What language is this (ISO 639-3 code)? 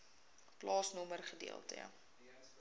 afr